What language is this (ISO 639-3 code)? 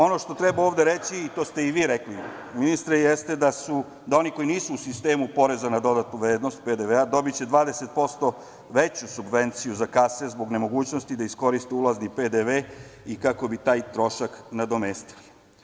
srp